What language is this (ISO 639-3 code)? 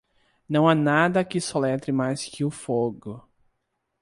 por